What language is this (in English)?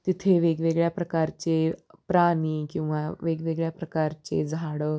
Marathi